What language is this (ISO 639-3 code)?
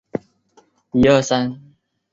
zho